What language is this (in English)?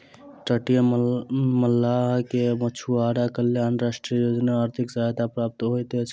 Maithili